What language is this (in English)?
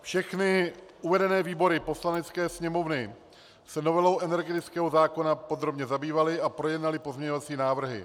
Czech